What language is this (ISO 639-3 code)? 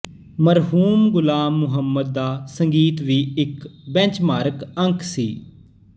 pan